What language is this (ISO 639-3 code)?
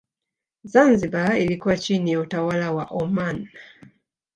swa